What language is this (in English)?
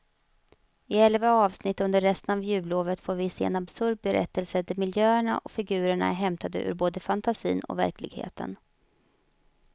Swedish